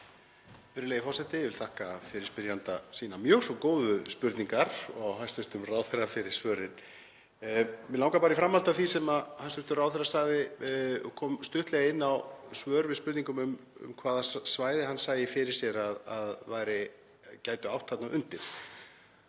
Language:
Icelandic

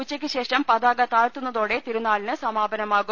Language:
Malayalam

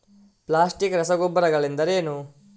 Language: Kannada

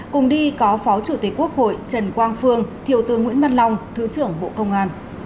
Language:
Vietnamese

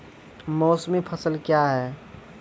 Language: Maithili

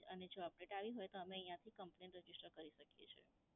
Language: Gujarati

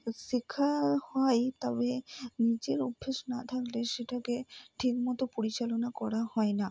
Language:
Bangla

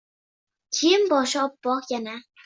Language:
Uzbek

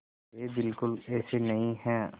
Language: Hindi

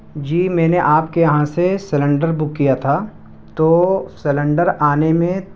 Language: Urdu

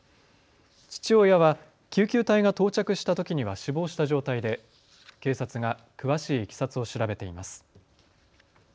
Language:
Japanese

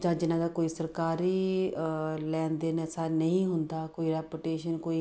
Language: Punjabi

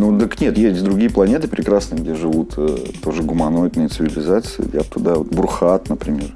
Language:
Russian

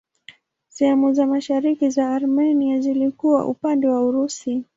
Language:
Swahili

